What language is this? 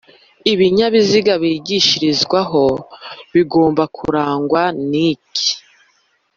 Kinyarwanda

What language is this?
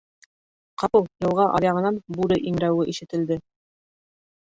Bashkir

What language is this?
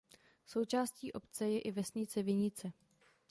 Czech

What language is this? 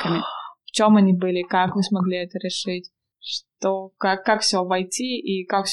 Russian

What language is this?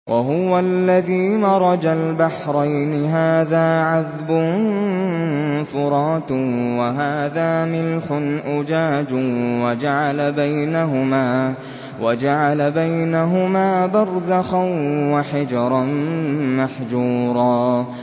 Arabic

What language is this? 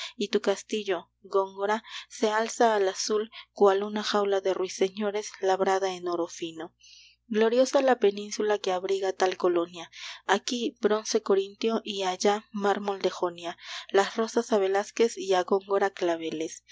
Spanish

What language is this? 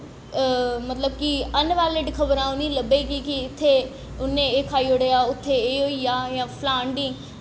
Dogri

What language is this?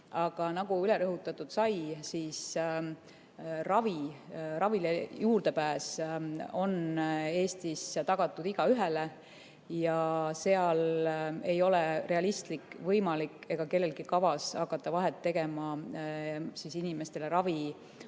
Estonian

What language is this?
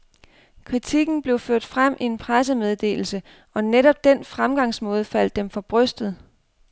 Danish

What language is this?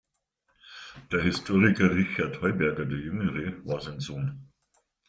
German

